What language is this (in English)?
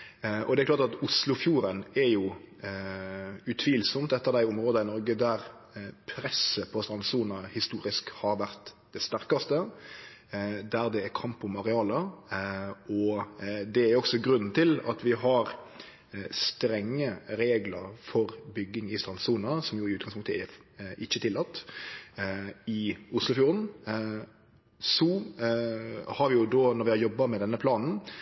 Norwegian Nynorsk